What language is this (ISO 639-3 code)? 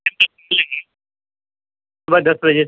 urd